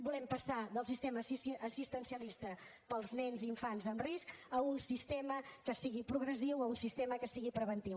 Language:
Catalan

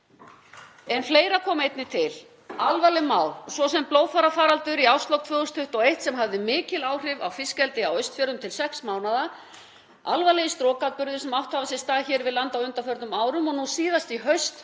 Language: Icelandic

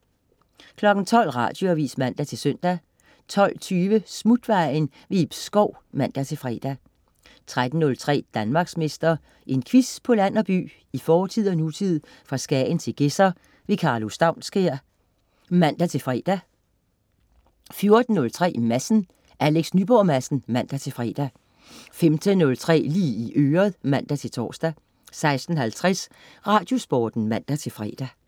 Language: Danish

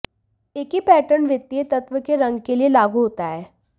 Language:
Hindi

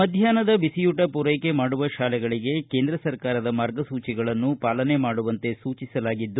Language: Kannada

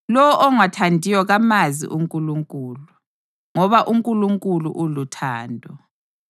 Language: North Ndebele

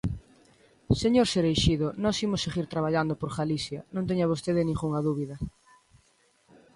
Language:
Galician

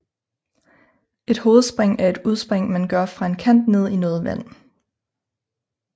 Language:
Danish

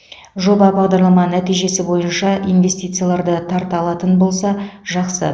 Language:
Kazakh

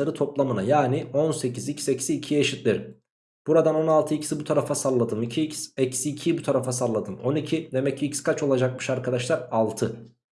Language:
Turkish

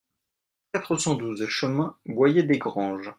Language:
French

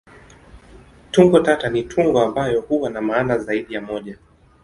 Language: Swahili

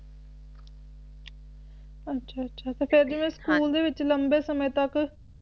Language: Punjabi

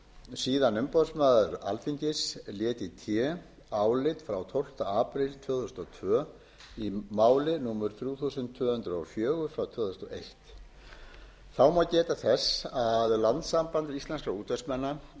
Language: Icelandic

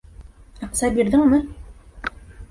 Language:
Bashkir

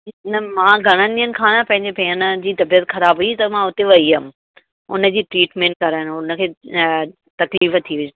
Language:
Sindhi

